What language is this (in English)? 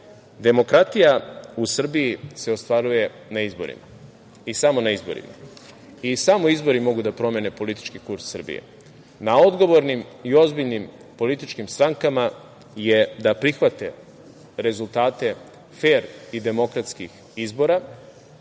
Serbian